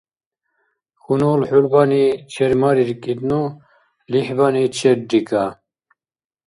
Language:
Dargwa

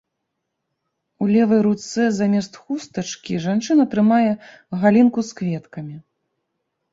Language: Belarusian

